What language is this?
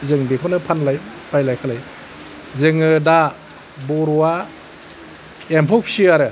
Bodo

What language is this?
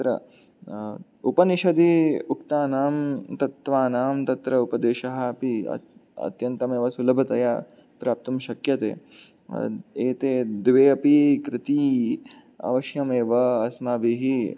Sanskrit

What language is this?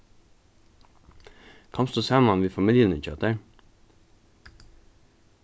Faroese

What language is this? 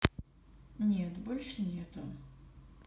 Russian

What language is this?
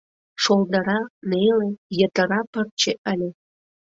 Mari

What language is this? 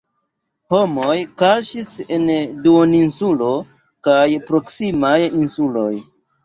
Esperanto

